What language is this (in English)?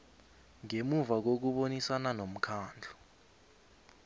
South Ndebele